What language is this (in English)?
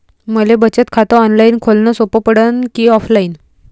Marathi